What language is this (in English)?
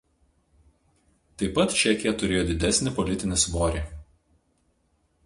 Lithuanian